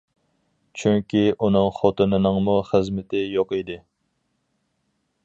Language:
Uyghur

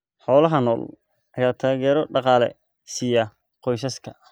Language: Somali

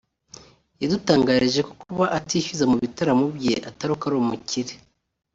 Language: Kinyarwanda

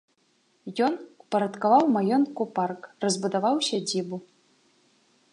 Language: Belarusian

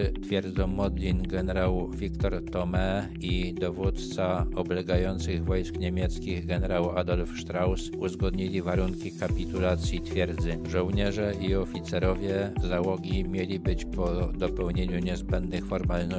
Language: Polish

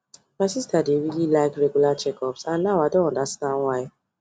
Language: Nigerian Pidgin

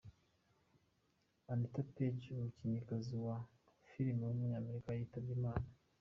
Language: Kinyarwanda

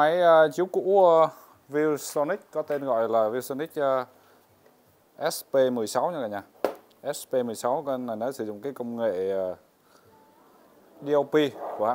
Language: Vietnamese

